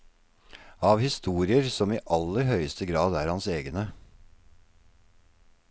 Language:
Norwegian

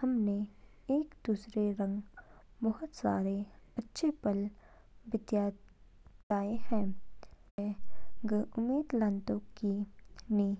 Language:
Kinnauri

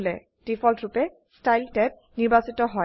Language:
Assamese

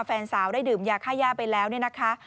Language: Thai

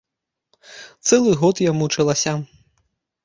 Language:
Belarusian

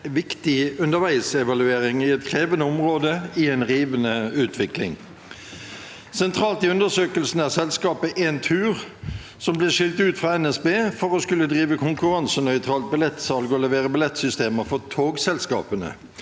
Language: Norwegian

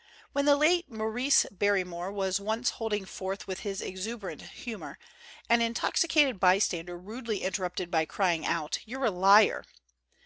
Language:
English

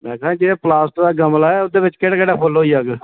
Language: Dogri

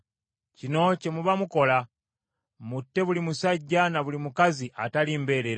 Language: Ganda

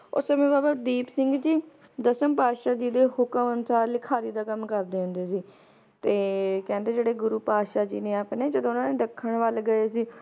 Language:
Punjabi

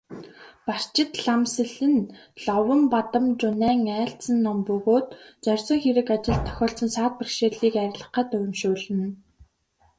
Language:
Mongolian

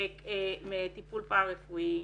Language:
Hebrew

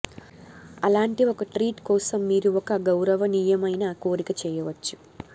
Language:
Telugu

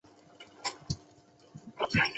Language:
Chinese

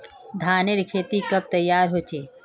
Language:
Magahi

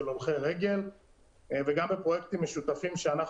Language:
Hebrew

